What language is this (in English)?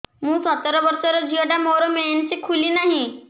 Odia